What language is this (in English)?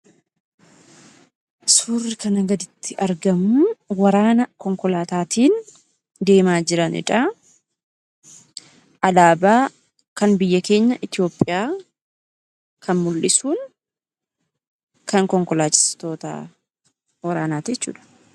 Oromo